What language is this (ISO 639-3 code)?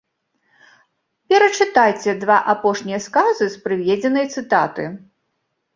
bel